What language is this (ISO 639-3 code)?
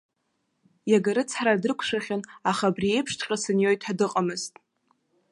abk